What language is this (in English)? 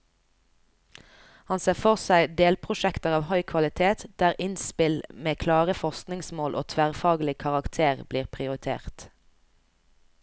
Norwegian